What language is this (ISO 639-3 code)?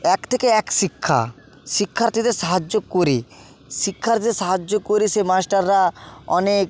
ben